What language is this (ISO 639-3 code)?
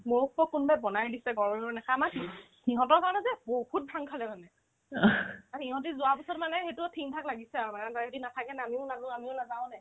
asm